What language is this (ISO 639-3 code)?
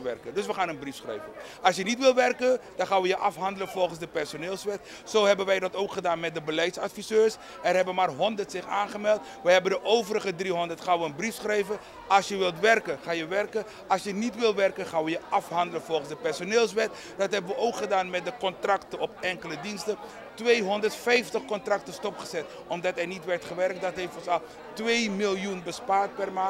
nld